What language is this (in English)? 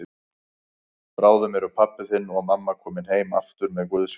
Icelandic